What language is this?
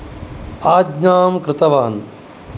Sanskrit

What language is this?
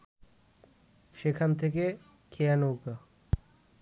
Bangla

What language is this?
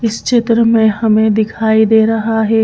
Hindi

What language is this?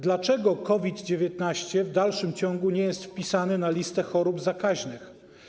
Polish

